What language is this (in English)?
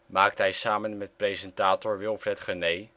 Dutch